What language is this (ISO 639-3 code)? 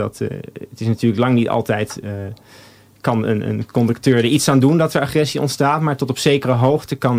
nld